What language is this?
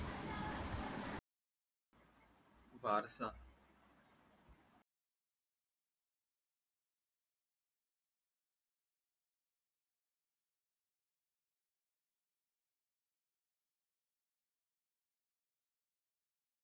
Marathi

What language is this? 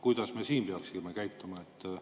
Estonian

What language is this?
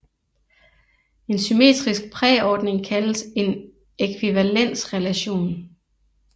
Danish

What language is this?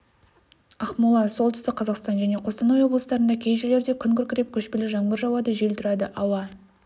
Kazakh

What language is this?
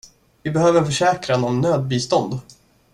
Swedish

